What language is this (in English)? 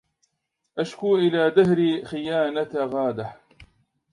Arabic